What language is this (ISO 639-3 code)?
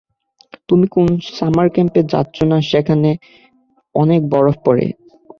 ben